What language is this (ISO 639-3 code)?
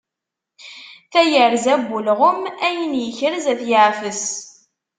kab